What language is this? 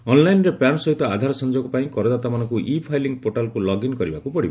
Odia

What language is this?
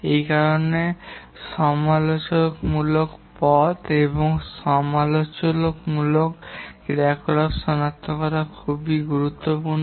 Bangla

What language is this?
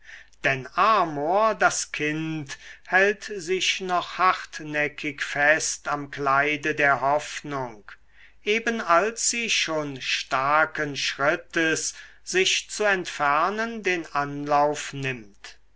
German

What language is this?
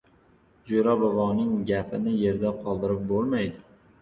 Uzbek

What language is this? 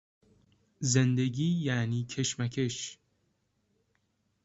Persian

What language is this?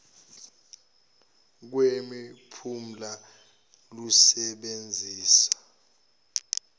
Zulu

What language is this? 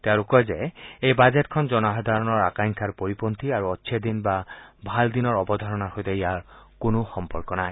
Assamese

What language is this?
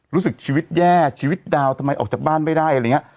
Thai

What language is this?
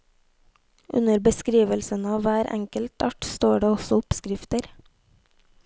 Norwegian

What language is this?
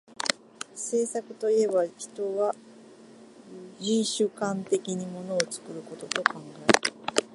Japanese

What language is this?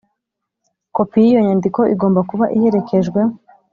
Kinyarwanda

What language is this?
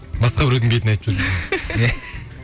Kazakh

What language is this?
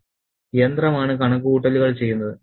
Malayalam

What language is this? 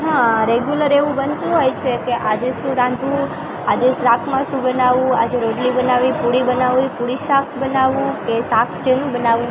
Gujarati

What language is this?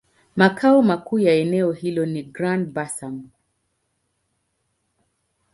Swahili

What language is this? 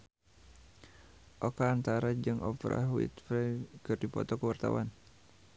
Sundanese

